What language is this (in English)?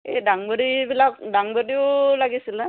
Assamese